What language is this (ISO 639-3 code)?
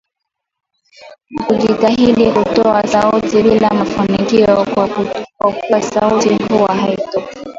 swa